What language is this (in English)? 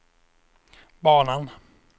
Swedish